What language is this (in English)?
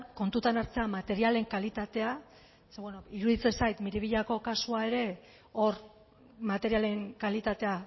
Basque